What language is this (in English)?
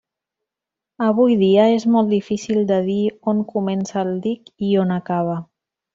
Catalan